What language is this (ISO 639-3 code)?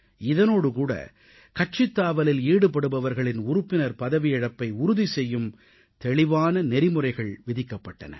tam